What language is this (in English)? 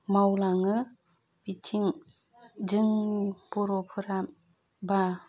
Bodo